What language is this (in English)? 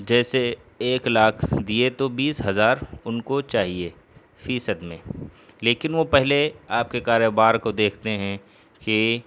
Urdu